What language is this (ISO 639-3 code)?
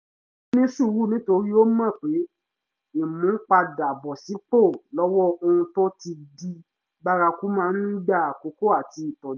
yor